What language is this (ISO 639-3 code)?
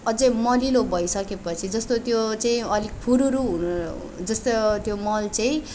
nep